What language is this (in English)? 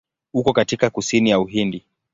Swahili